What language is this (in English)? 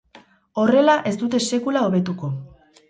Basque